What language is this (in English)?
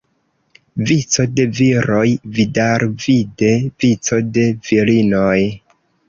Esperanto